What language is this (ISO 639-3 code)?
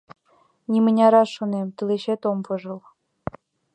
chm